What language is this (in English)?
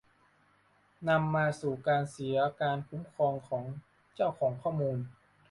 Thai